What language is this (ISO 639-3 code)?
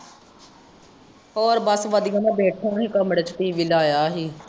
pan